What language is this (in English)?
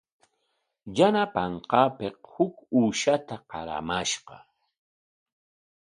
Corongo Ancash Quechua